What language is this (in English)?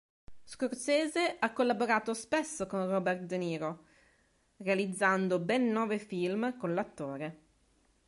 Italian